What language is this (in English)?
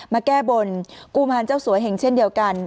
Thai